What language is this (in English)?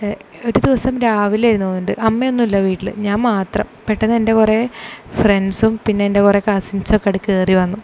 Malayalam